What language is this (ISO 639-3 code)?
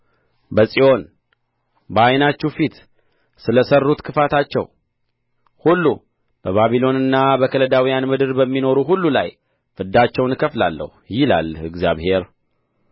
amh